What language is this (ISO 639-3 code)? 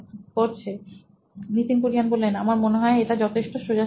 ben